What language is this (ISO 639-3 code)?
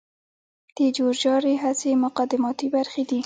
pus